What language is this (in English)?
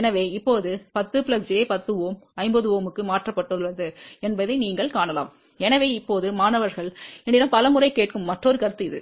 Tamil